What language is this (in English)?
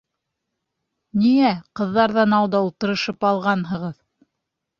Bashkir